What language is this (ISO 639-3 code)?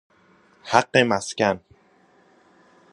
fas